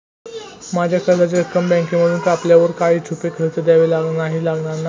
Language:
Marathi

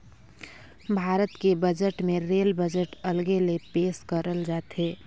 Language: Chhattisgarhi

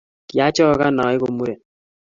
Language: Kalenjin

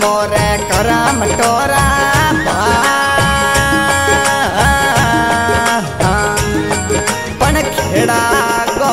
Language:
Hindi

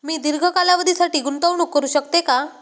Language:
Marathi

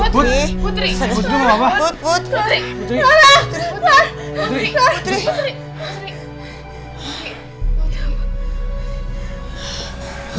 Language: Indonesian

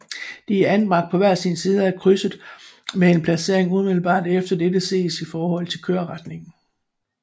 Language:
Danish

